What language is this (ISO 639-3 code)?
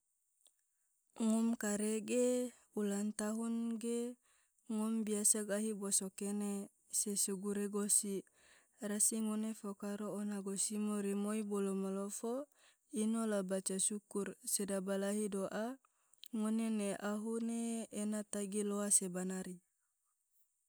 tvo